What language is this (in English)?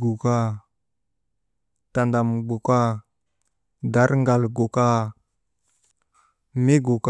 Maba